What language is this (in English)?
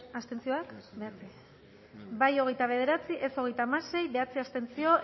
Basque